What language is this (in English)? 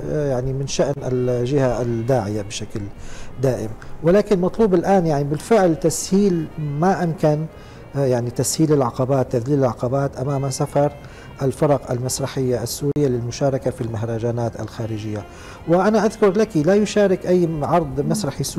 Arabic